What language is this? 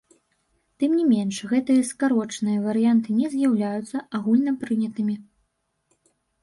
Belarusian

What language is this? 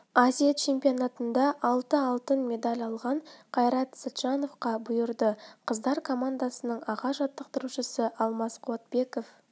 Kazakh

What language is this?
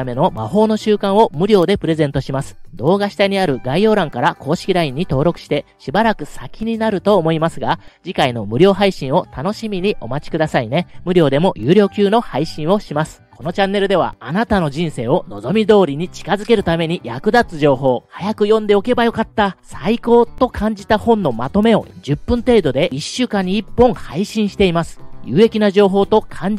Japanese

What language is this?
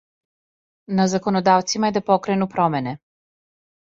Serbian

